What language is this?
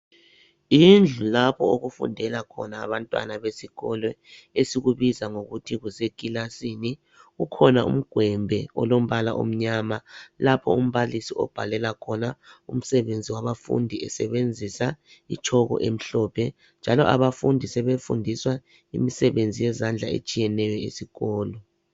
North Ndebele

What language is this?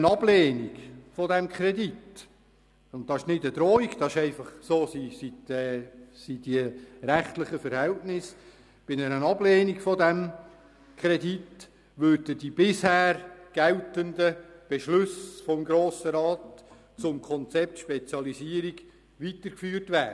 Swiss German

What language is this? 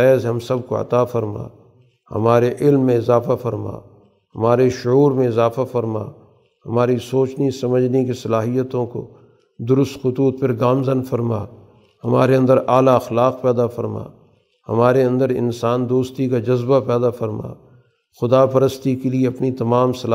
Urdu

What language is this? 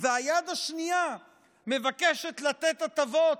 Hebrew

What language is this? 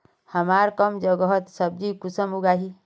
Magahi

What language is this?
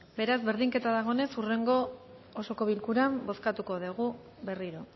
Basque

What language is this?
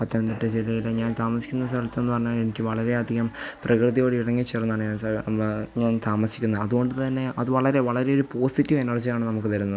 Malayalam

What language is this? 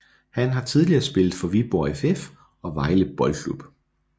Danish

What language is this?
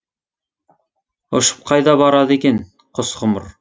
Kazakh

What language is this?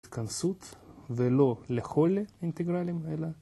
Hebrew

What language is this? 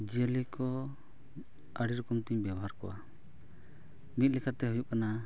Santali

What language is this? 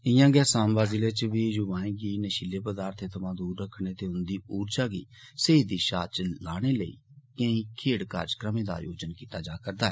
Dogri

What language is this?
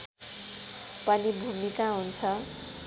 Nepali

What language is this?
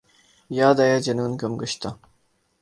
Urdu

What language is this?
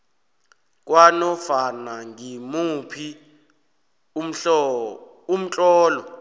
South Ndebele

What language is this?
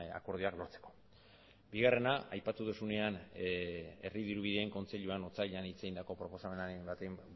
Basque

